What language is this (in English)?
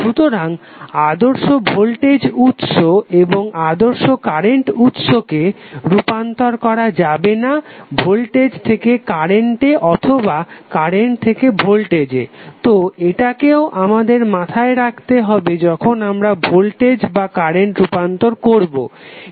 Bangla